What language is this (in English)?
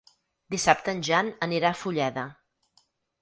Catalan